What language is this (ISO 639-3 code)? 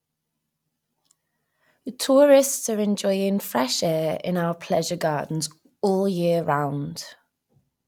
eng